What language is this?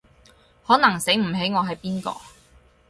Cantonese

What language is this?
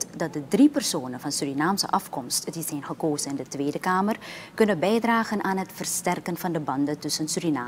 Dutch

